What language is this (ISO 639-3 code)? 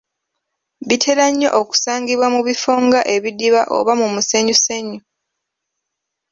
lug